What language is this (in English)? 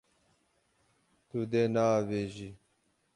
Kurdish